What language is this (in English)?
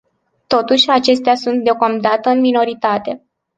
Romanian